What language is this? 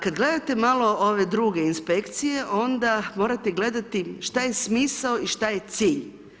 Croatian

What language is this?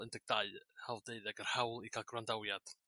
Welsh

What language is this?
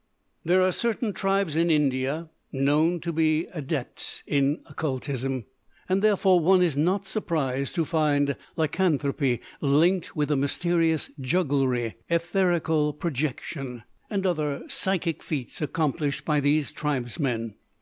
English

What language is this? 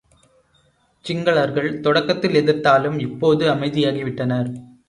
Tamil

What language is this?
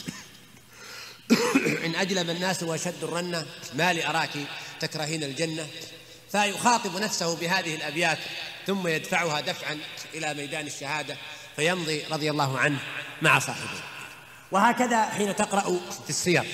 Arabic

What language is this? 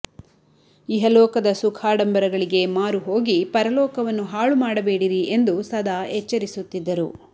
Kannada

